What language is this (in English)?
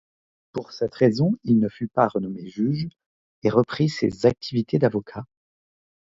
French